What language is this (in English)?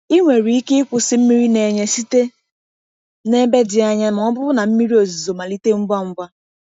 Igbo